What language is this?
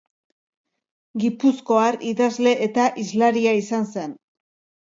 Basque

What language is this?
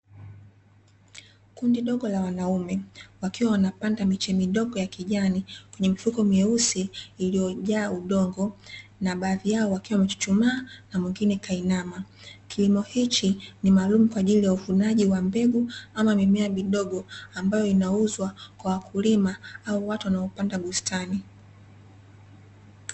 Swahili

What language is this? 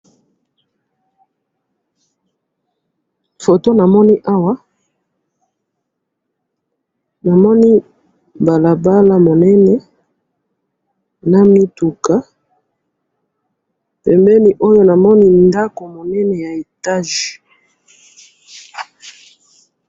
Lingala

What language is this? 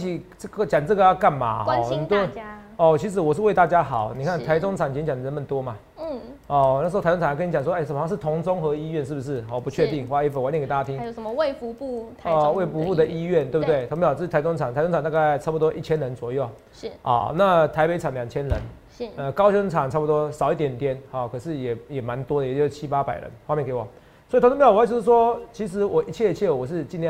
Chinese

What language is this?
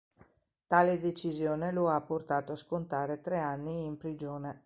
Italian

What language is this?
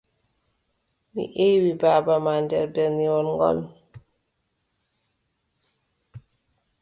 Adamawa Fulfulde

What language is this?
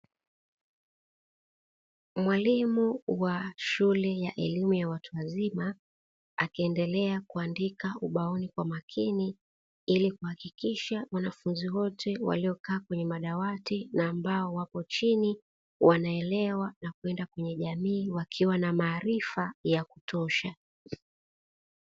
Swahili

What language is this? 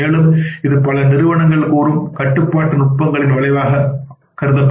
Tamil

